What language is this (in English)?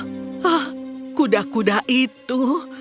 Indonesian